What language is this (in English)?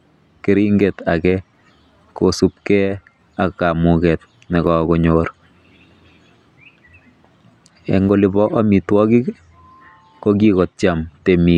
Kalenjin